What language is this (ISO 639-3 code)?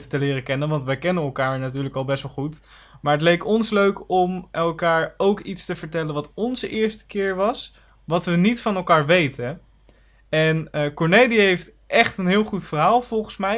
nld